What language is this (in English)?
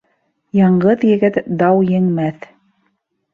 Bashkir